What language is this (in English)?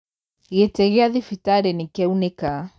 Kikuyu